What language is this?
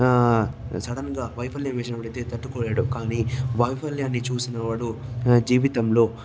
Telugu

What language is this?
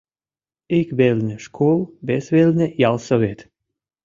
Mari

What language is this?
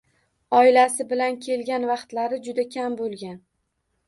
Uzbek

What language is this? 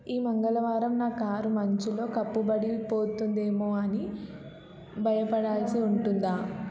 Telugu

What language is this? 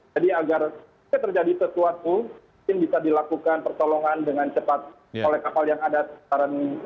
Indonesian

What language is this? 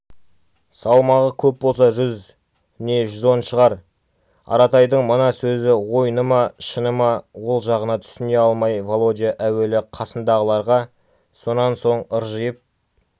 Kazakh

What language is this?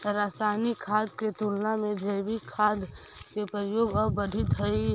Magahi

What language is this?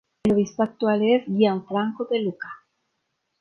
Spanish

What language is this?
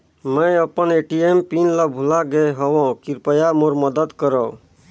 Chhattisgarhi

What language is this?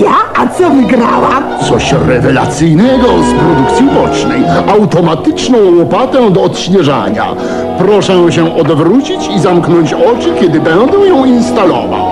Polish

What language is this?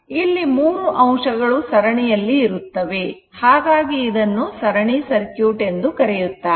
Kannada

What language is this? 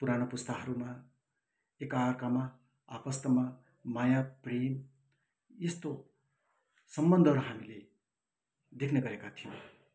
Nepali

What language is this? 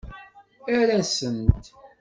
Kabyle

